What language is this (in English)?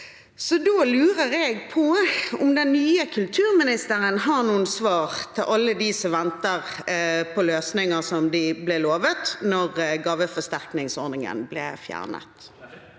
Norwegian